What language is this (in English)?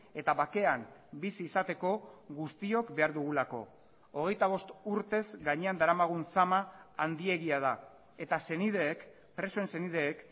Basque